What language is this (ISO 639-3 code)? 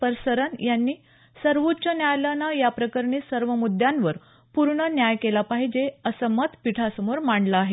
mar